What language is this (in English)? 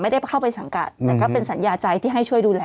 Thai